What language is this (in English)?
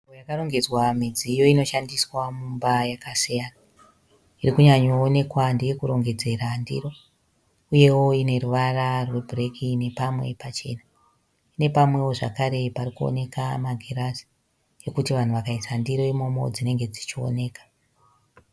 Shona